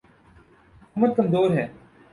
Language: Urdu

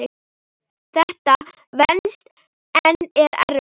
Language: Icelandic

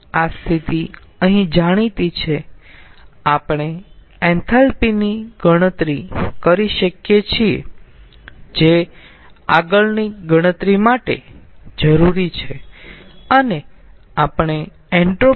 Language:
Gujarati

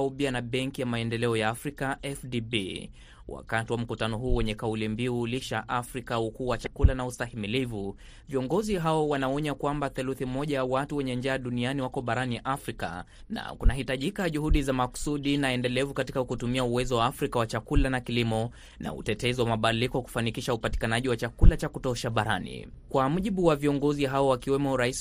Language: Swahili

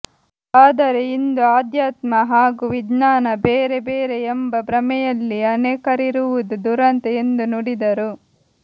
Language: Kannada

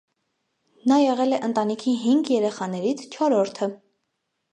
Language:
Armenian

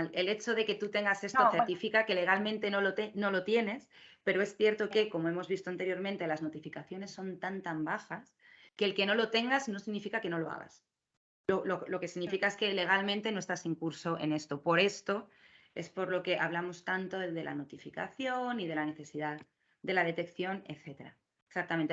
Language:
Spanish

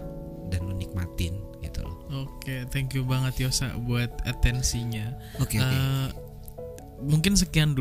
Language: Indonesian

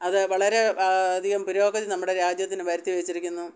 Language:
Malayalam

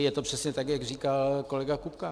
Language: Czech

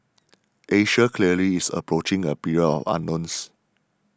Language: English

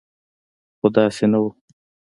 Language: Pashto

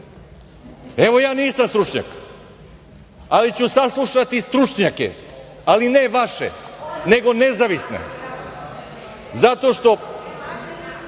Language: Serbian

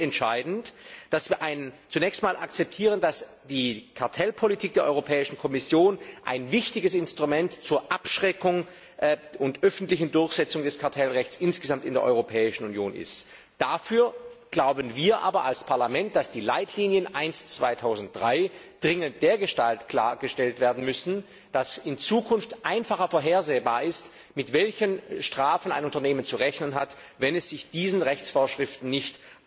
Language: German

